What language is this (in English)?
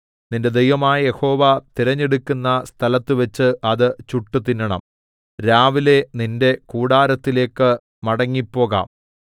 Malayalam